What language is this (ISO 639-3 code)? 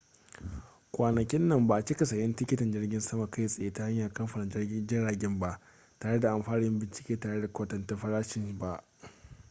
hau